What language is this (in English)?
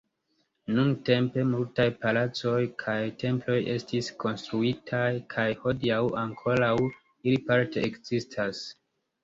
Esperanto